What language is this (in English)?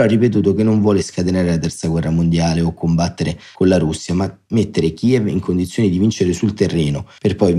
Italian